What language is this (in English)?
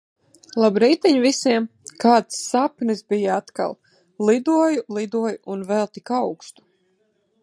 Latvian